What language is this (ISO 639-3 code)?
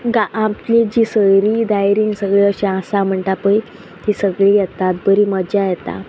kok